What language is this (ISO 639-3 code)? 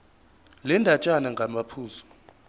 zul